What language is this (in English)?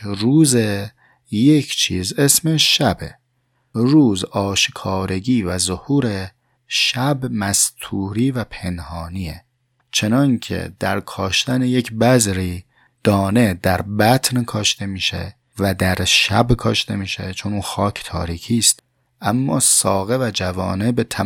Persian